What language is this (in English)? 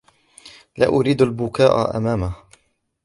Arabic